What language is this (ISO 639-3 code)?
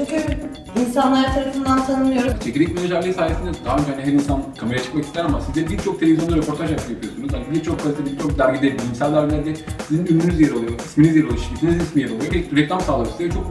tur